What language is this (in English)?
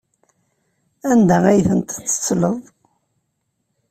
Kabyle